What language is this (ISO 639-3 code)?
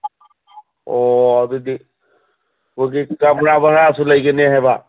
mni